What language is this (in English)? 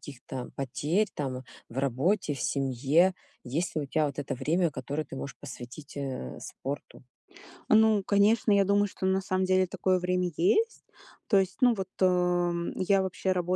Russian